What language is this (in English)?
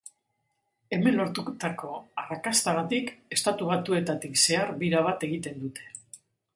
Basque